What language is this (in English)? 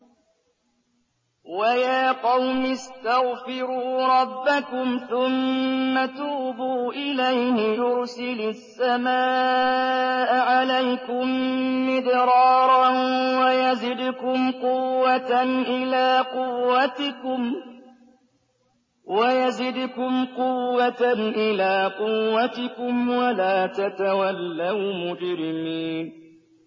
Arabic